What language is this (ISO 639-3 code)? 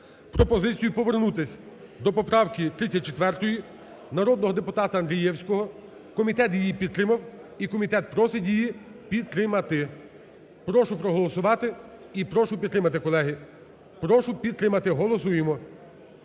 ukr